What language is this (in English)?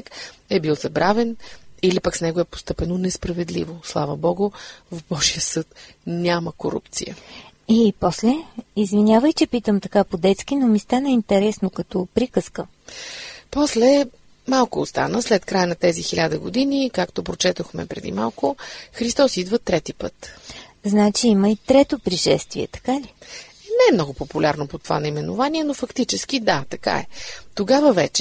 Bulgarian